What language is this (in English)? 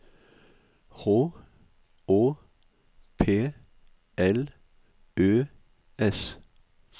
Norwegian